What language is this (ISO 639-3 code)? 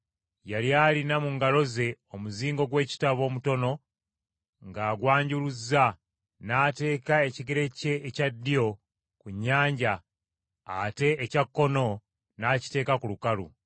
lug